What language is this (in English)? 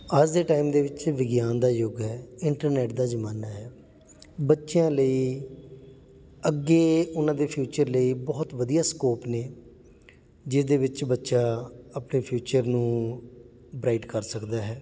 Punjabi